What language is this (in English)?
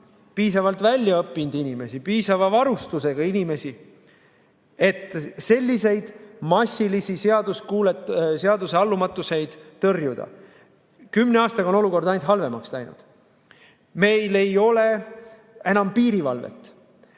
Estonian